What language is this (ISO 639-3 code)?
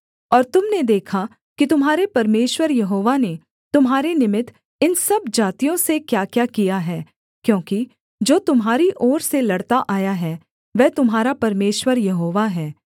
hin